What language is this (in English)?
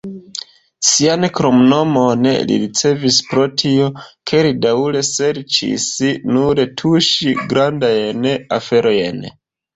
Esperanto